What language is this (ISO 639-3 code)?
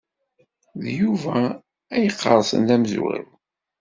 kab